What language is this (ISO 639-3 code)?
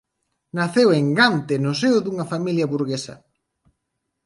glg